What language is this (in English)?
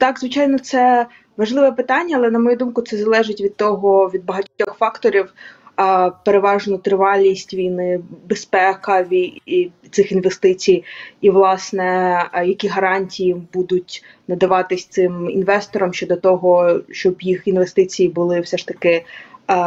Ukrainian